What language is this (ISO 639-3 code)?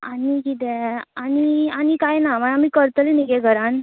kok